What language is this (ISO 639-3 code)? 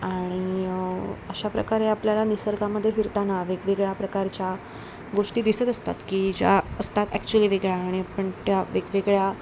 mar